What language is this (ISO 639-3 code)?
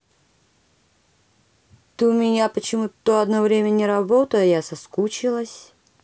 rus